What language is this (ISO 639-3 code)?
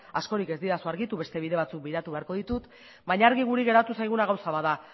eus